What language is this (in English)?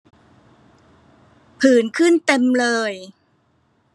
Thai